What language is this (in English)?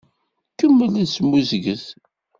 Kabyle